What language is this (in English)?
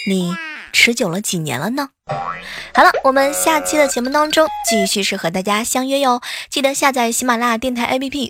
Chinese